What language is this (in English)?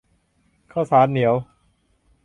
Thai